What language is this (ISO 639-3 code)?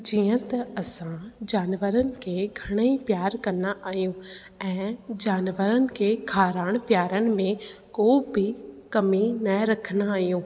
snd